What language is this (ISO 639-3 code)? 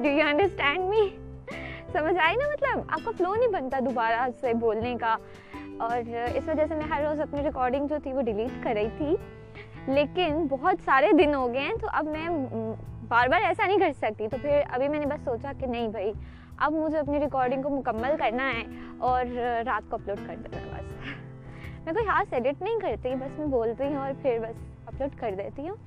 urd